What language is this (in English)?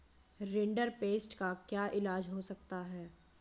Hindi